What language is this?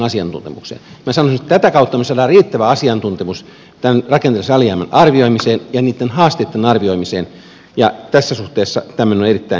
Finnish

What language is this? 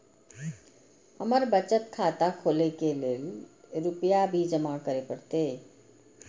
Maithili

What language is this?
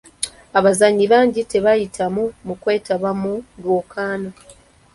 Ganda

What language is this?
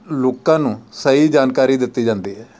Punjabi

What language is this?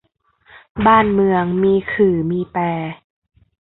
Thai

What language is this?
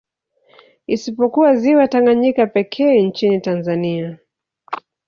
Swahili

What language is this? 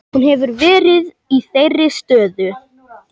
Icelandic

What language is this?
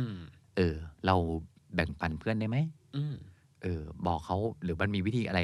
Thai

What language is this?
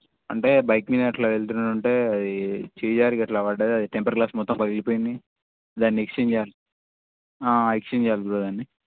Telugu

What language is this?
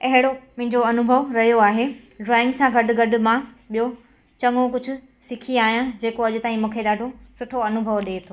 Sindhi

